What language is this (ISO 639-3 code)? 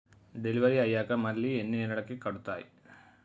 tel